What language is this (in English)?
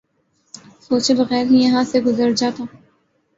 Urdu